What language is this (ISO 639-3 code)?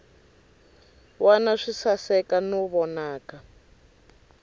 tso